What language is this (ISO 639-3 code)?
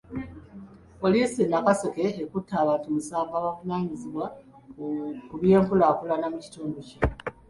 lug